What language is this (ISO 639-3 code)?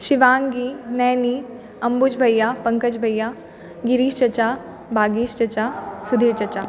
mai